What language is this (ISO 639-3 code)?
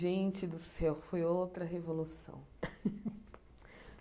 por